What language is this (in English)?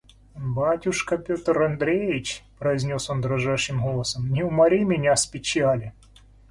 Russian